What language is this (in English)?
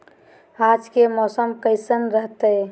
Magahi